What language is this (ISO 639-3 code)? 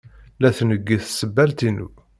kab